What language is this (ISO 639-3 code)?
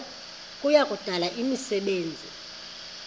xho